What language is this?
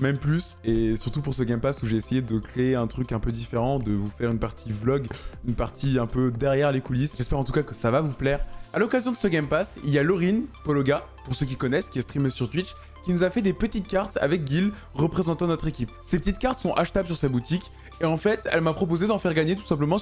French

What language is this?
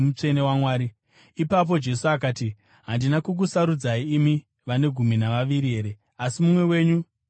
Shona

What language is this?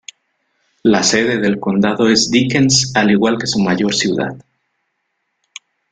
Spanish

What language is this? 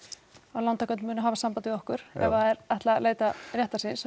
Icelandic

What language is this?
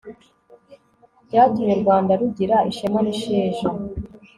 Kinyarwanda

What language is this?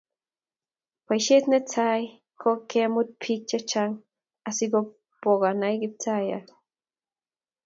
Kalenjin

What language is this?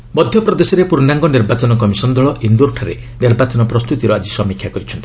Odia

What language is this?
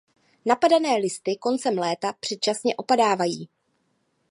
Czech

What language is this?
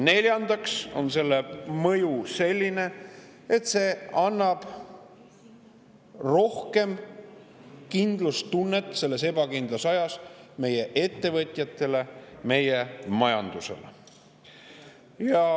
Estonian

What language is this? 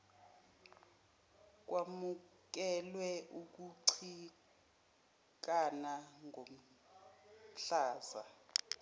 Zulu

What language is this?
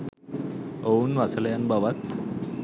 Sinhala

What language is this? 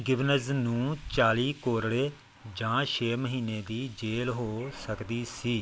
Punjabi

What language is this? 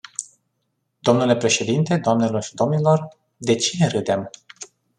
Romanian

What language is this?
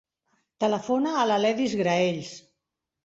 Catalan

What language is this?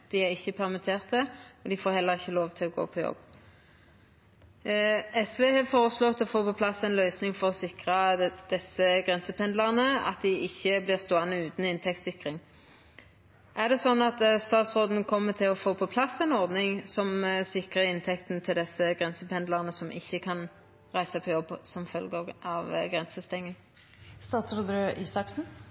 Norwegian Nynorsk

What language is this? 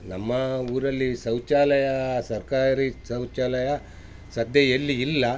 Kannada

